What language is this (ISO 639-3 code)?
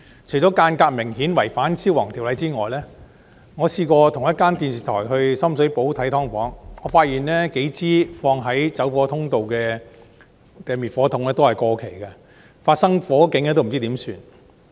yue